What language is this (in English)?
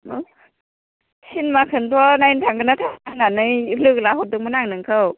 Bodo